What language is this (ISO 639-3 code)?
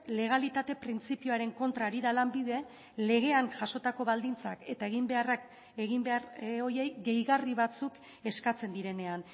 eus